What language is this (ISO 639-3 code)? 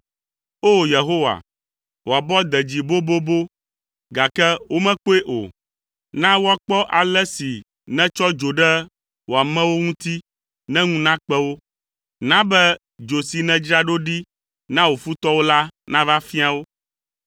ewe